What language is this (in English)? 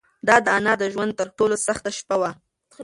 Pashto